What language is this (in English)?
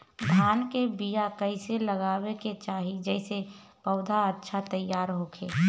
Bhojpuri